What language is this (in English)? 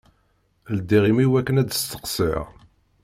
Kabyle